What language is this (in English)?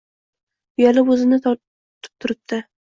Uzbek